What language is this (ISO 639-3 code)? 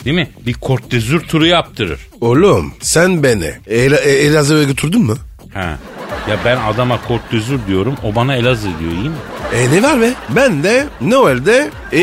tur